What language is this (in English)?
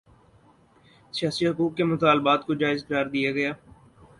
Urdu